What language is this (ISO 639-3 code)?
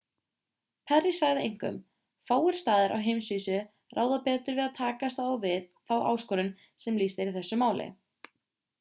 isl